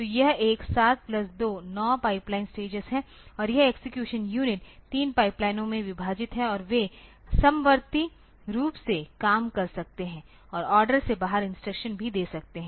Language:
Hindi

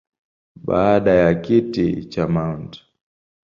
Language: Swahili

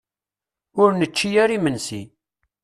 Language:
Kabyle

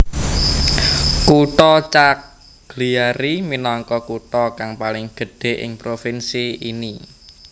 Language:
Javanese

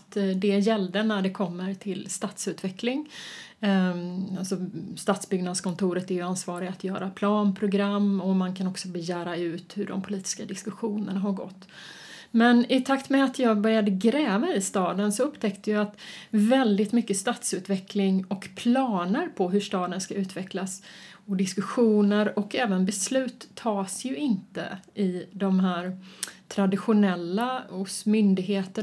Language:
Swedish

